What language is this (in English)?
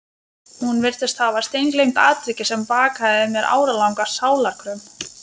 Icelandic